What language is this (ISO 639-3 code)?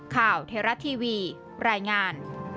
tha